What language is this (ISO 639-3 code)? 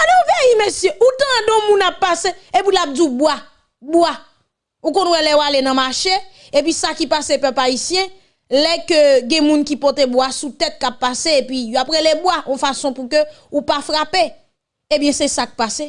fra